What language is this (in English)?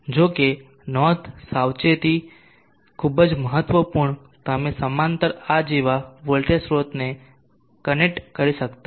Gujarati